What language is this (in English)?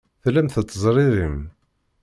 Kabyle